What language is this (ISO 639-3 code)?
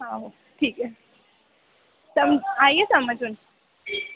doi